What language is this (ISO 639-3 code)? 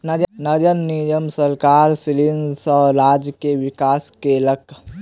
mai